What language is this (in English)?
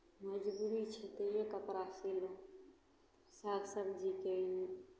Maithili